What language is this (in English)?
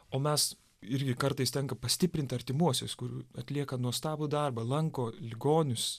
Lithuanian